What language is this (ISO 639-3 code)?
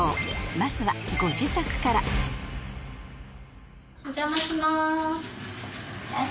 jpn